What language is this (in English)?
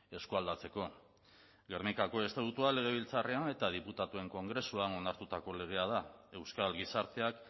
Basque